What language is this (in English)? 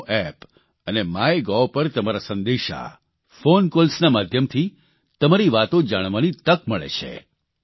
Gujarati